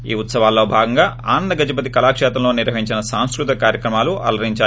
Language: Telugu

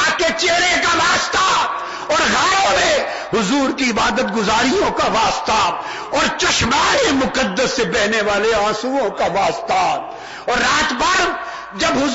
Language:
Urdu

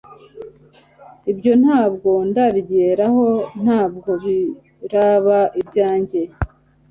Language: Kinyarwanda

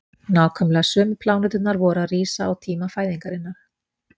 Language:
Icelandic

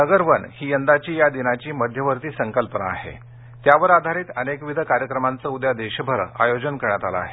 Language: Marathi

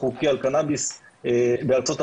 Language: Hebrew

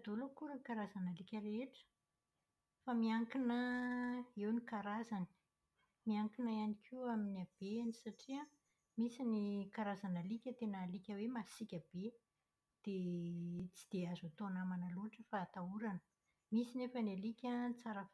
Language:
Malagasy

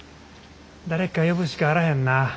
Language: Japanese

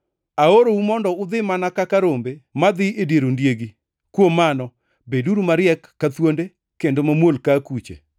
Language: Luo (Kenya and Tanzania)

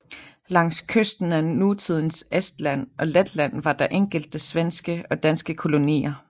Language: Danish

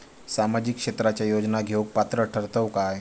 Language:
Marathi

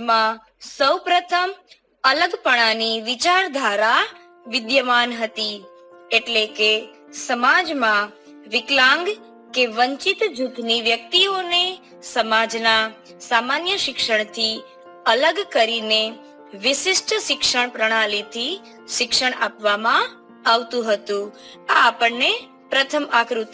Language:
Gujarati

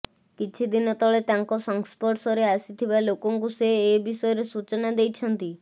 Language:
Odia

